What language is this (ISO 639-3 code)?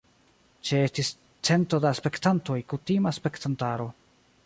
epo